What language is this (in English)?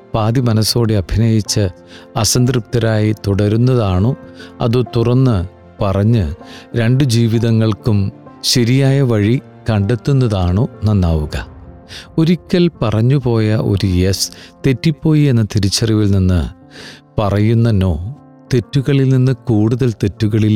Malayalam